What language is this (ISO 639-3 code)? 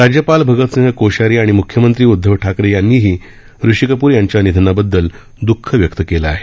mar